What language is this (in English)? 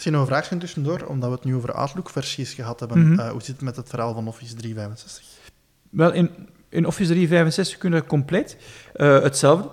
Dutch